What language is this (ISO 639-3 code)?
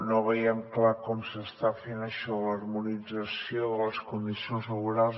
cat